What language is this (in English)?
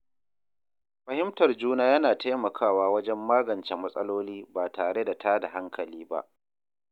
Hausa